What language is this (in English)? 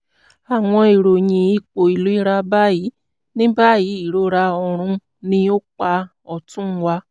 Yoruba